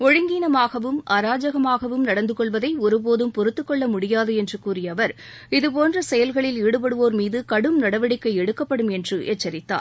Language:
Tamil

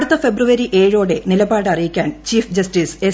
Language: Malayalam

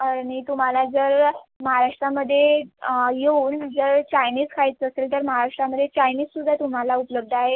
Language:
Marathi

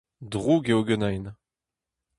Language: Breton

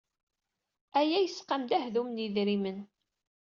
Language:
Kabyle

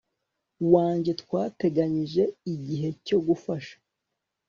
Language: Kinyarwanda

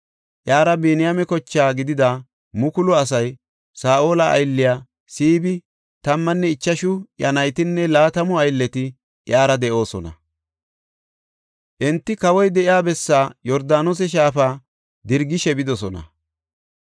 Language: Gofa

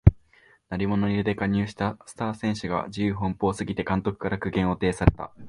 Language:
Japanese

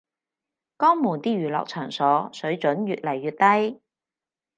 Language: Cantonese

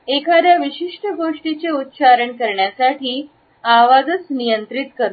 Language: Marathi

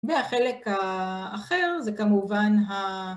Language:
Hebrew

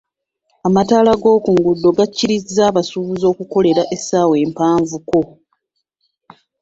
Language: Ganda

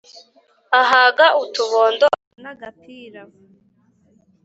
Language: Kinyarwanda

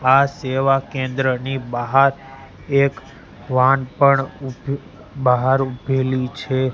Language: Gujarati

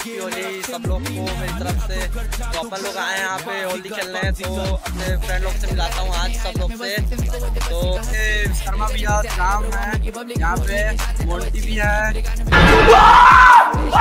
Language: Arabic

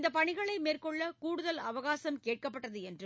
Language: Tamil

